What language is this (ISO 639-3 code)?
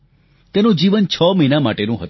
guj